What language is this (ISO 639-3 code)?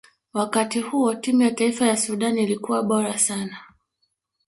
swa